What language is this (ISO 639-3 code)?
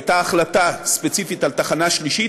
heb